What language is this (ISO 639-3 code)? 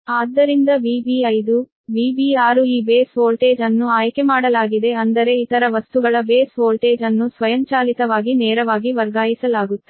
kan